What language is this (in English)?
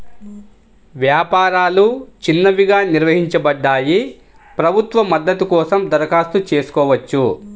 Telugu